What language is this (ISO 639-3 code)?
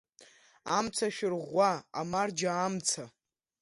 abk